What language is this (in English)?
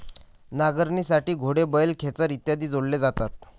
Marathi